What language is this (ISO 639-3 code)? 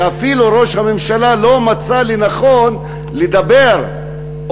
heb